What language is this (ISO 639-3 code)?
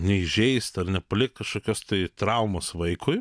lit